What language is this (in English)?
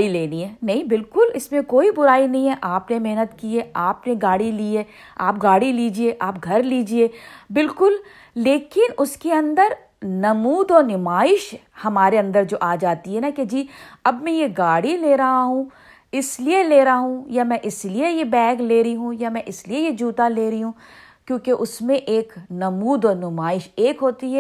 Urdu